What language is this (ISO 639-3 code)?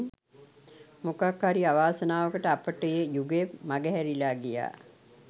sin